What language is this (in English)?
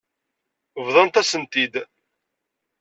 Kabyle